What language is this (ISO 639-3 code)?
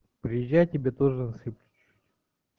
rus